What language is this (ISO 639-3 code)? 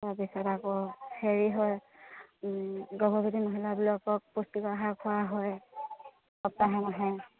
asm